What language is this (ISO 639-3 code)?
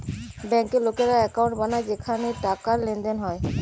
ben